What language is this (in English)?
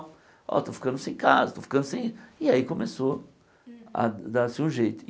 Portuguese